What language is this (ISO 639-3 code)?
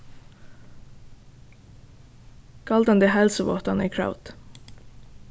fao